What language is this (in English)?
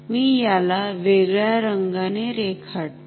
Marathi